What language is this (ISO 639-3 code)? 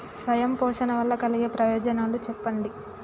tel